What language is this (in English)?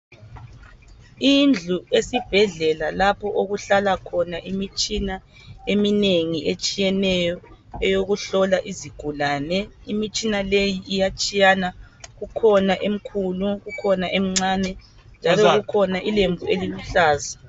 North Ndebele